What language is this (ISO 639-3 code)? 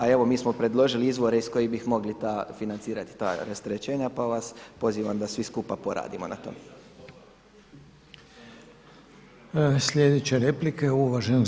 hrv